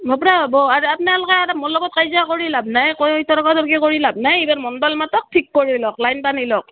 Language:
Assamese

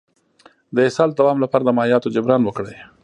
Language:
Pashto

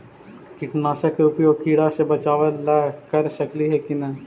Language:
Magahi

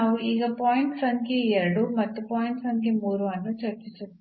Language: Kannada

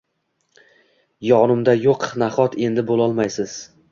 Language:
Uzbek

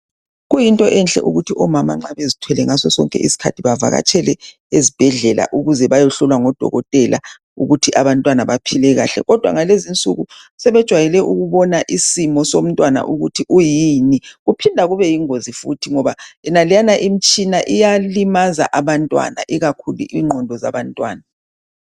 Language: North Ndebele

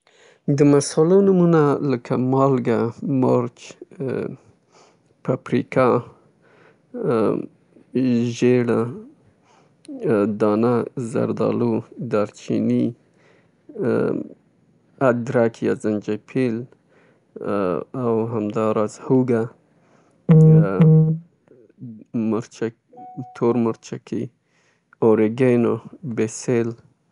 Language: Southern Pashto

